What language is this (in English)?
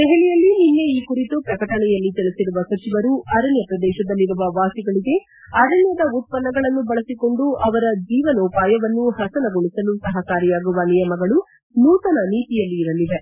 Kannada